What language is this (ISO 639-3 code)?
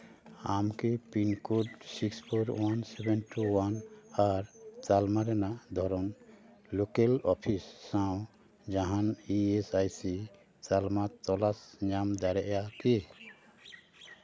sat